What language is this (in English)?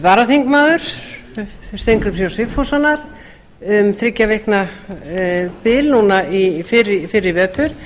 Icelandic